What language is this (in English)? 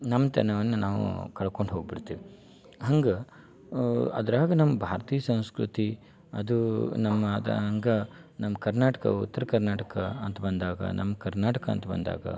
Kannada